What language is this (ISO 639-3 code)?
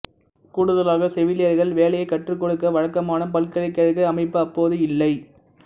tam